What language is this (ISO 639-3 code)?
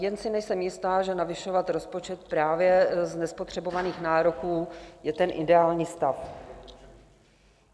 ces